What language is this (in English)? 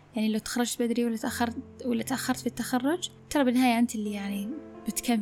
Arabic